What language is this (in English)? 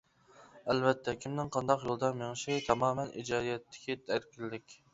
Uyghur